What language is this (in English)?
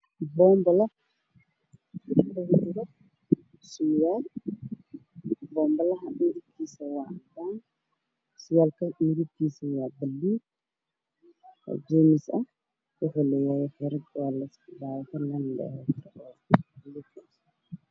Somali